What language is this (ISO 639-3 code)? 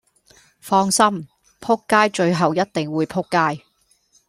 yue